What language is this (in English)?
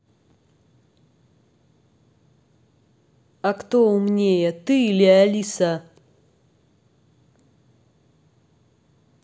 Russian